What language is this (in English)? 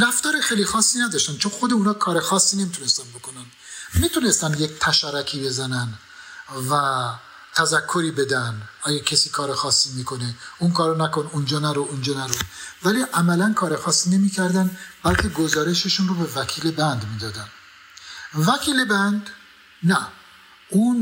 Persian